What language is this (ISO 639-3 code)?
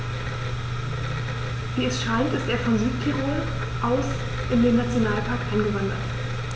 deu